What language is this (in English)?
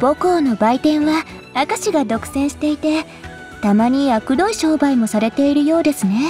Japanese